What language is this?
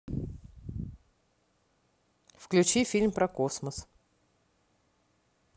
Russian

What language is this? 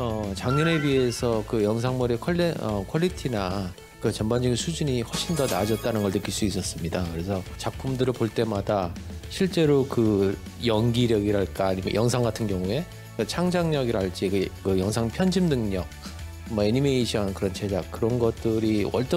Korean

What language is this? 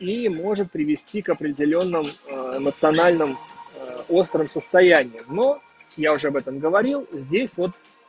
Russian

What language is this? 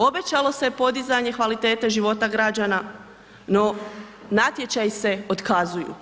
Croatian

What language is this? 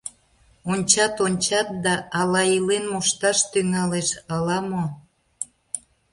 Mari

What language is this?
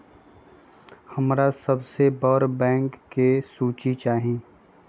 Magahi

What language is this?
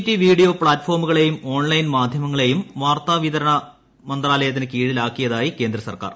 Malayalam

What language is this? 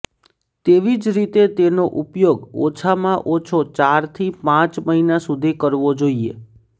Gujarati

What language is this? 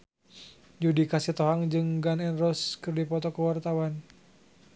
Sundanese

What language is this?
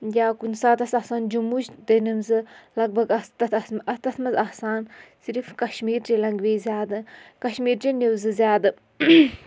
Kashmiri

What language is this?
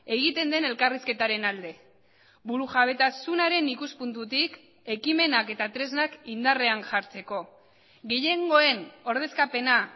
Basque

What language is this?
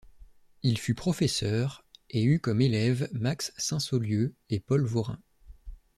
French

